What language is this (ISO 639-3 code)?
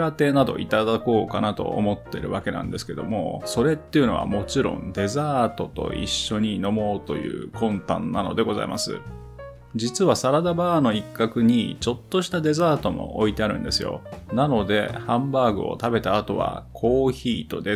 jpn